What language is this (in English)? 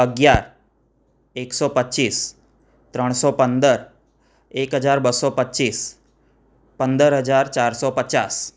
Gujarati